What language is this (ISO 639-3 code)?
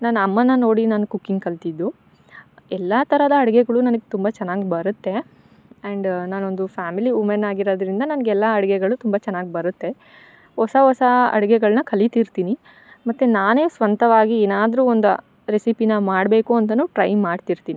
kan